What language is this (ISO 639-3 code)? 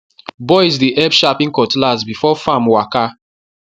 pcm